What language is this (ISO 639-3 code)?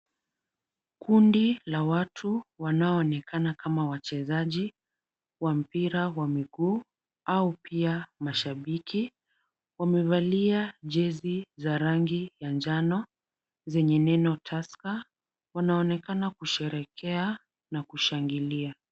swa